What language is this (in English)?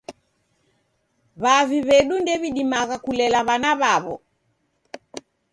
Taita